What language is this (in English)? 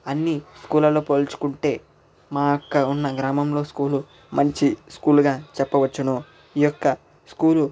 Telugu